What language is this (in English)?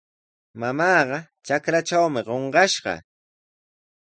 Sihuas Ancash Quechua